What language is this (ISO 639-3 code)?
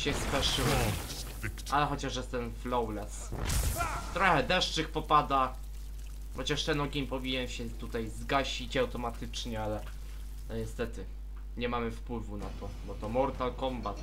pol